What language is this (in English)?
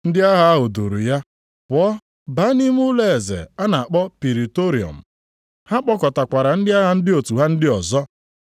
Igbo